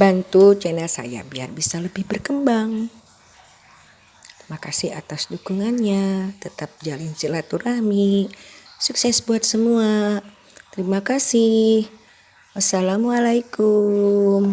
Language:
Indonesian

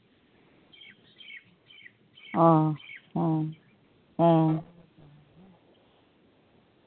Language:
Santali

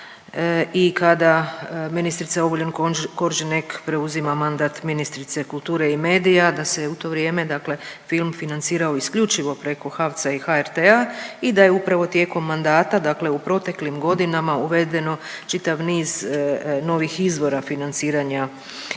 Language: Croatian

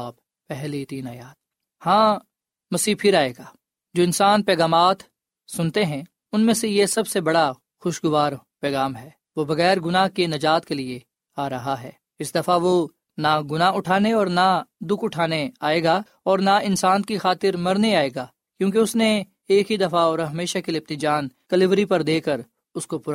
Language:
Urdu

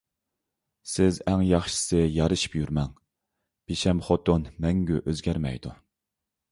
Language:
Uyghur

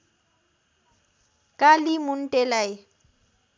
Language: Nepali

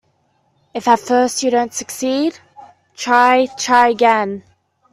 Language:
English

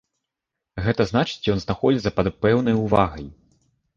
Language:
Belarusian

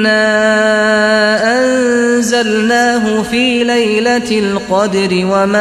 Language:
Urdu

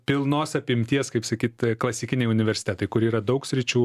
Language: Lithuanian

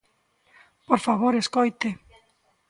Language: Galician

